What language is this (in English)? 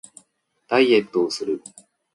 Japanese